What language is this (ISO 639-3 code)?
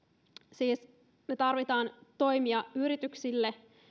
fin